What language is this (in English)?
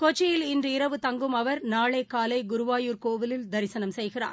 Tamil